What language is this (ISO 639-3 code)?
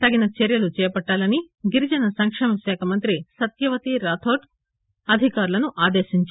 tel